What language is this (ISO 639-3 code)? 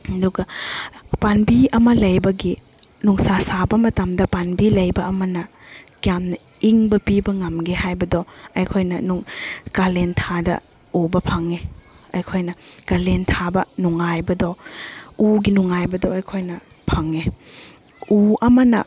mni